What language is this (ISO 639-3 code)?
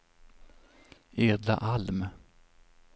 swe